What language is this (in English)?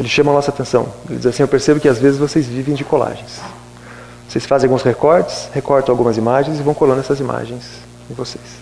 Portuguese